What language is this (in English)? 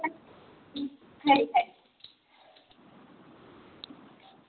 Dogri